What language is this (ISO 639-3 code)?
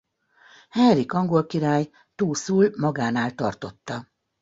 hun